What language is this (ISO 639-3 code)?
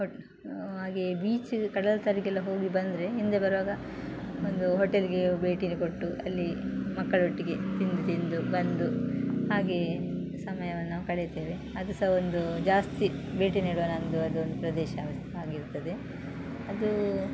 kan